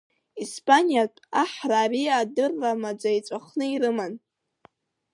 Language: Abkhazian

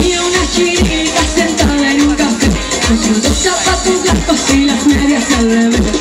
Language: Bulgarian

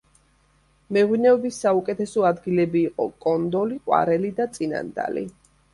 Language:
Georgian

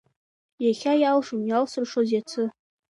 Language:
Abkhazian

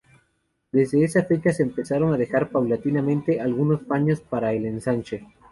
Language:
Spanish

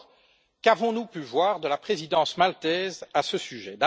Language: French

